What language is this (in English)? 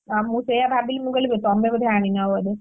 Odia